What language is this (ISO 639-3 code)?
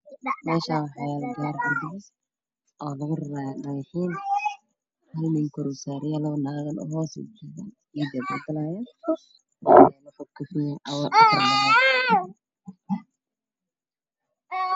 som